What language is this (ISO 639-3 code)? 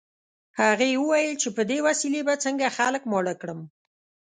pus